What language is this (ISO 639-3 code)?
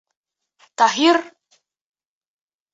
bak